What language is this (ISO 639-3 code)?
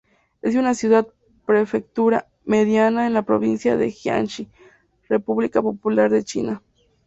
spa